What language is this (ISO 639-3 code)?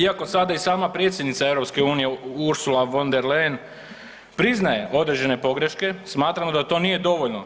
hrv